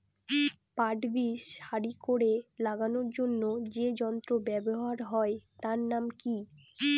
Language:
Bangla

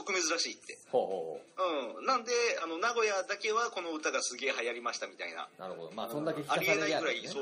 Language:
Japanese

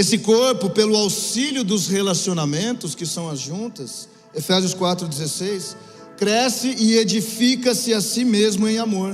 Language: Portuguese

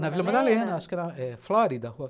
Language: Portuguese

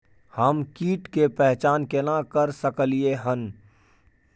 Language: Maithili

